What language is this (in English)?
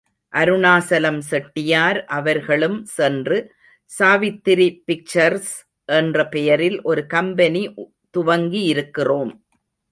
Tamil